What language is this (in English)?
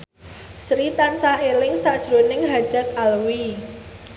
Javanese